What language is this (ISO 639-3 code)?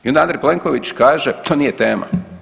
hrv